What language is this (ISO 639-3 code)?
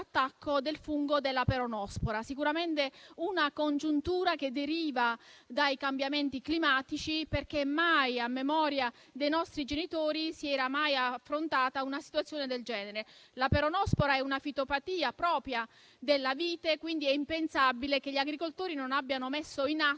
ita